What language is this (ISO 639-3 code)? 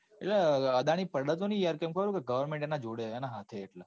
guj